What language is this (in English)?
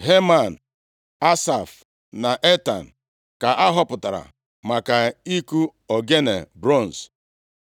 Igbo